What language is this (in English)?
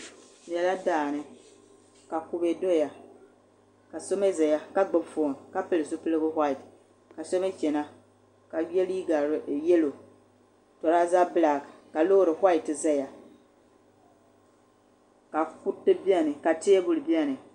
Dagbani